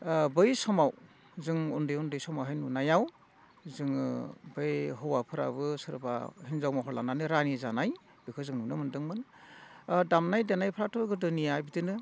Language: Bodo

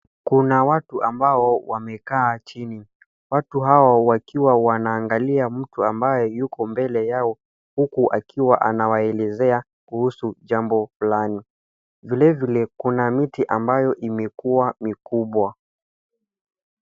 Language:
Swahili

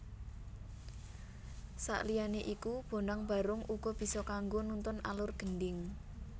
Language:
Javanese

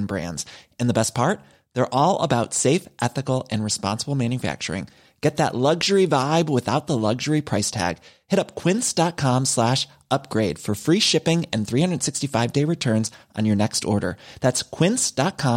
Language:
Filipino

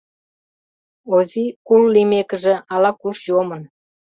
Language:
Mari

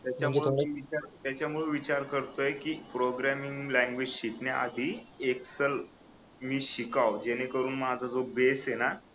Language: Marathi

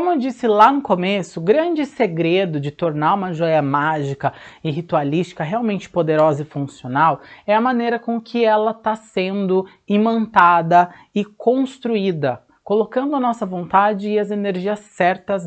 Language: Portuguese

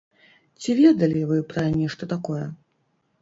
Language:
Belarusian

